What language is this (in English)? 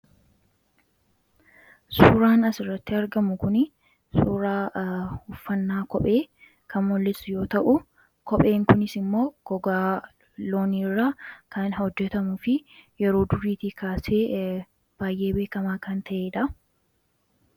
Oromo